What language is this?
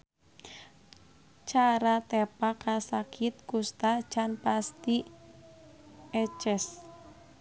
Sundanese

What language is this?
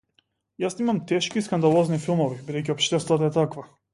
Macedonian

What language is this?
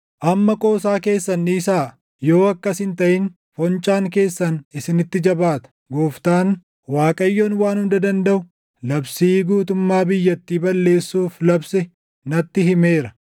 Oromo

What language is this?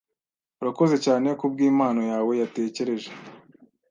Kinyarwanda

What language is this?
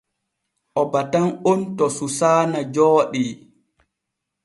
Borgu Fulfulde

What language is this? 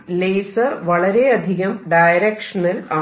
Malayalam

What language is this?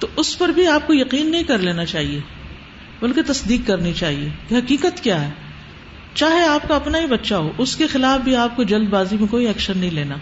Urdu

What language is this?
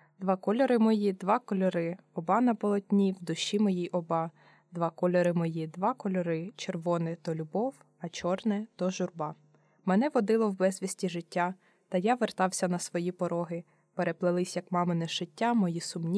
Ukrainian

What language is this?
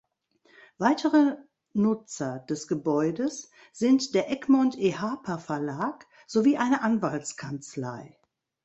German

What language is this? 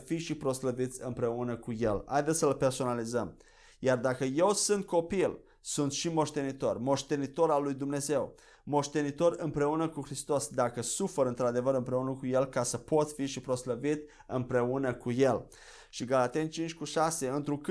Romanian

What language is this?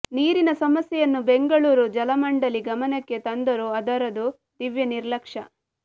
Kannada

